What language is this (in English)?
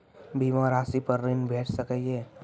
Maithili